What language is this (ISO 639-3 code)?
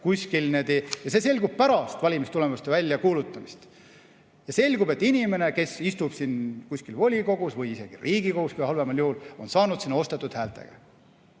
est